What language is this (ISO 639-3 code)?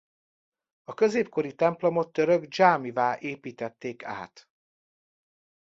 hun